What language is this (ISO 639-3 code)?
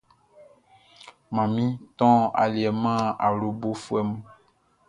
bci